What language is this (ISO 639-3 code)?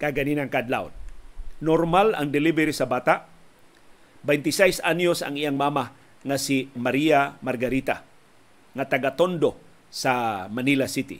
fil